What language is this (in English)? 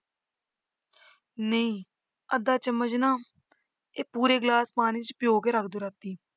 Punjabi